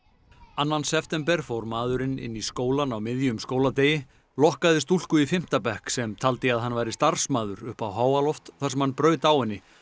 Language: Icelandic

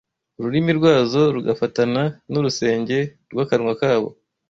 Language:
Kinyarwanda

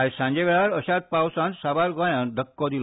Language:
Konkani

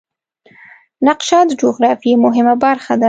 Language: Pashto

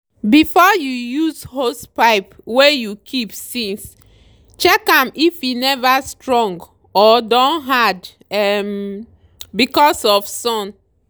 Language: Nigerian Pidgin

